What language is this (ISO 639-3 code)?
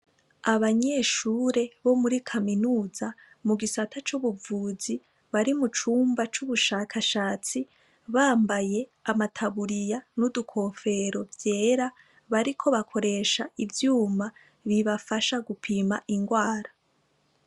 run